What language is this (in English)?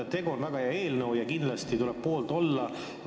Estonian